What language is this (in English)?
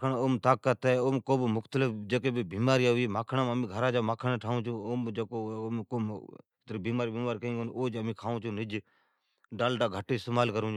Od